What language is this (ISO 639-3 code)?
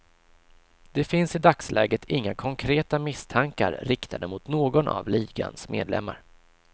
swe